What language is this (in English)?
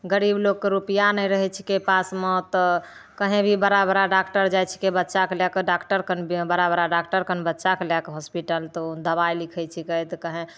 Maithili